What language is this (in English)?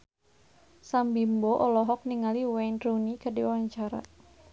Sundanese